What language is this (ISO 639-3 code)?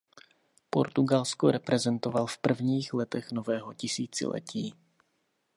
ces